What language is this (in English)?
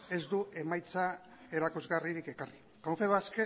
Basque